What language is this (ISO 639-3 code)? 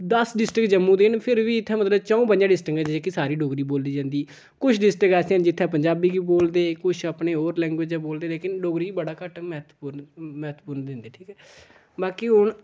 doi